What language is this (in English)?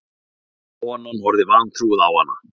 Icelandic